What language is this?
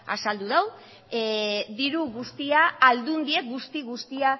Basque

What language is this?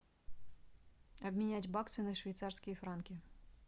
Russian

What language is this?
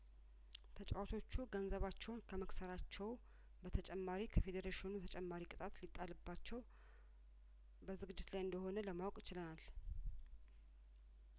Amharic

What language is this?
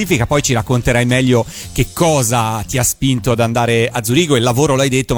Italian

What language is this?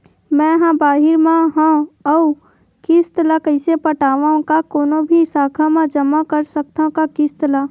Chhattisgarhi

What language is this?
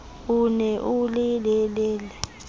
Southern Sotho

